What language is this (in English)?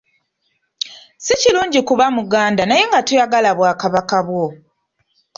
Ganda